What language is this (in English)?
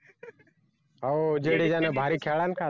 Marathi